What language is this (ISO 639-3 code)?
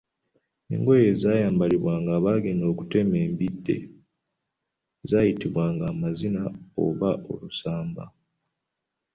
lug